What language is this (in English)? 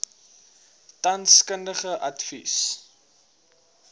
Afrikaans